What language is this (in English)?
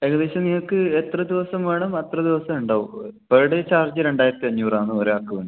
Malayalam